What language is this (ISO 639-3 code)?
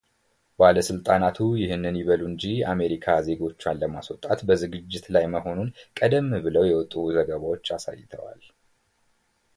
amh